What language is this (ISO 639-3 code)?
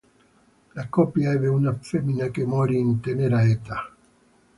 ita